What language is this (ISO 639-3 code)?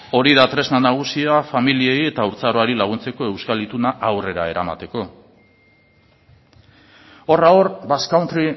eus